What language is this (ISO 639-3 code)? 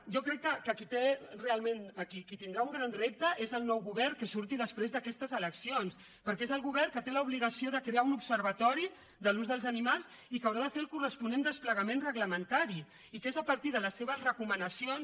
cat